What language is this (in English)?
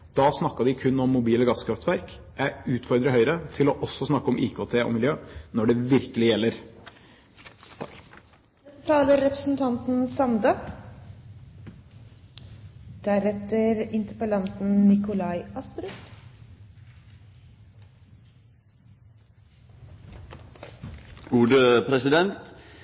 Norwegian